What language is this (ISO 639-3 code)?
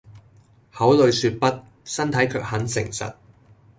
yue